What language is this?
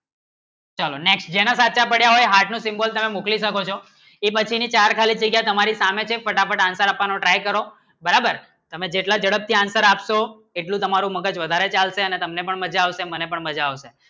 Gujarati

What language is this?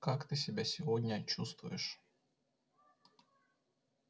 Russian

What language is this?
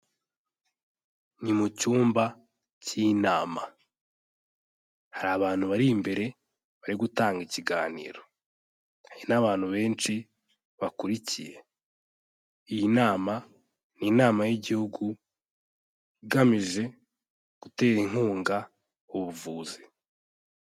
Kinyarwanda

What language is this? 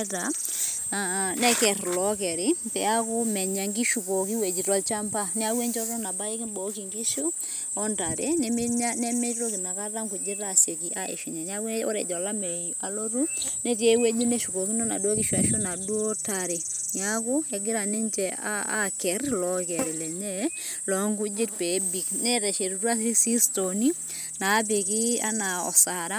Masai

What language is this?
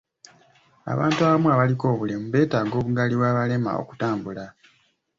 Ganda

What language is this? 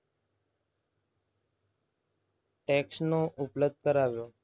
Gujarati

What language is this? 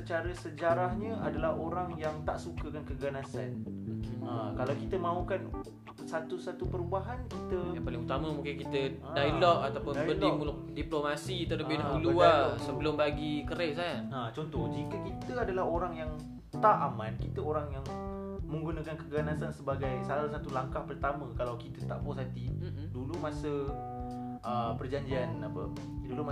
Malay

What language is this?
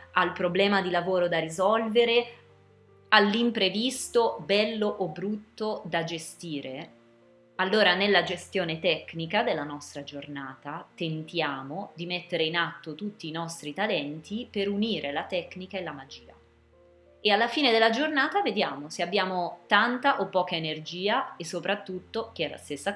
Italian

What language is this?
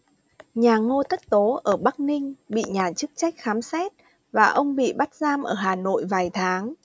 Vietnamese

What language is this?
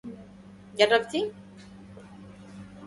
Arabic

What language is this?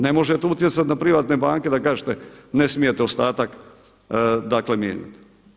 Croatian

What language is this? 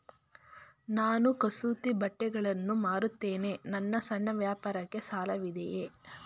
Kannada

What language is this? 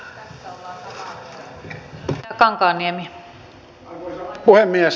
Finnish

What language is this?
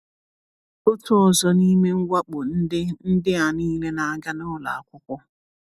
Igbo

